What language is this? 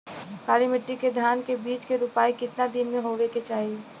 Bhojpuri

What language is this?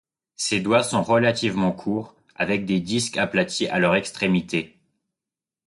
French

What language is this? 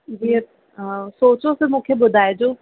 Sindhi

